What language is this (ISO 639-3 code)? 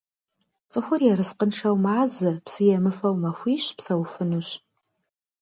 kbd